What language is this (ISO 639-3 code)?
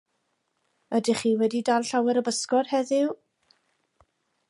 cym